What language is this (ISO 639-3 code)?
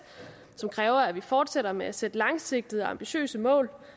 dan